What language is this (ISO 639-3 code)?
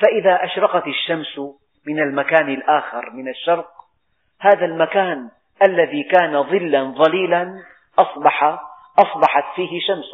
ara